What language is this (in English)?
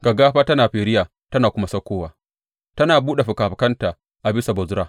Hausa